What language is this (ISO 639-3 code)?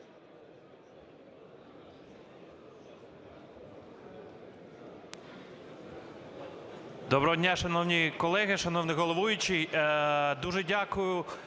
ukr